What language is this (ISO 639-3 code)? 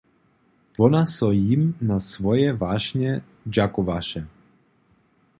hsb